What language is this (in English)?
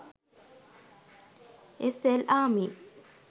Sinhala